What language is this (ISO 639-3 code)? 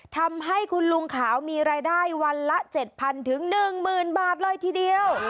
tha